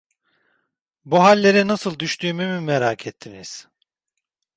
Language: Turkish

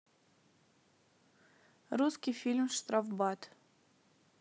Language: Russian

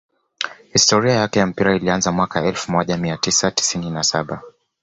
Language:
Swahili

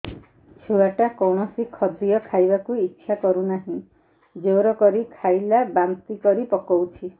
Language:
Odia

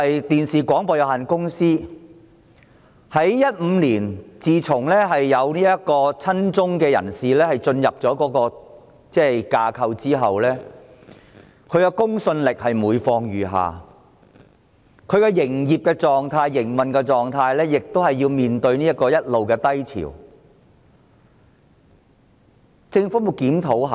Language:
Cantonese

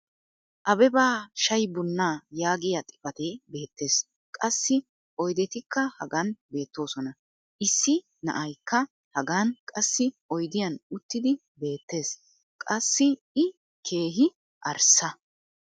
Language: Wolaytta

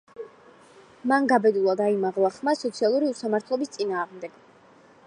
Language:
Georgian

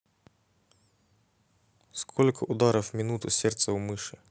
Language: Russian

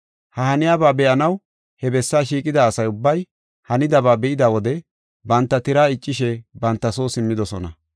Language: Gofa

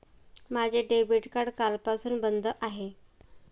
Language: Marathi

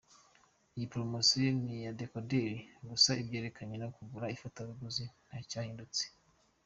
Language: Kinyarwanda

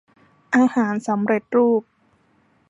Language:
Thai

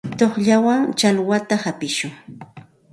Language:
Santa Ana de Tusi Pasco Quechua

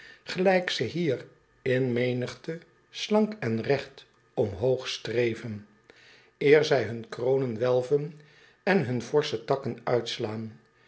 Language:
Dutch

